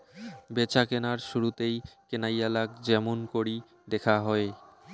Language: Bangla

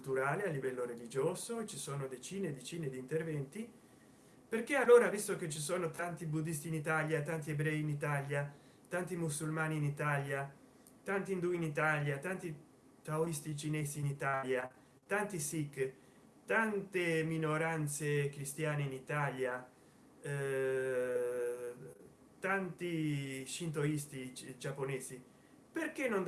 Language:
Italian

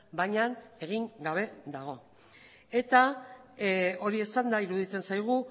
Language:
Basque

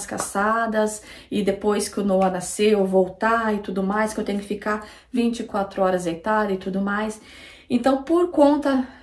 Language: Portuguese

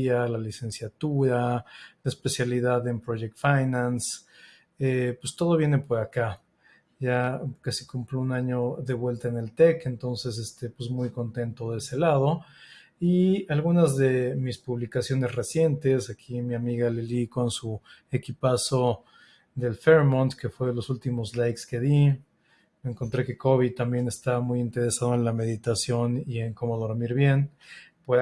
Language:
Spanish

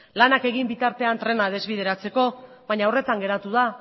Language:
Basque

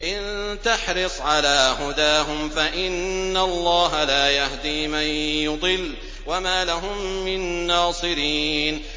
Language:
Arabic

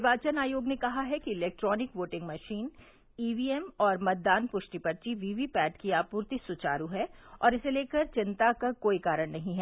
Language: Hindi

